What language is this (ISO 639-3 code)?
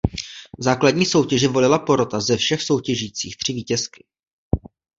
ces